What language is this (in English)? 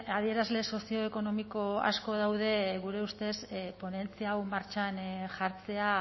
Basque